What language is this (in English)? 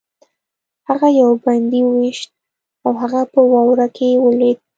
Pashto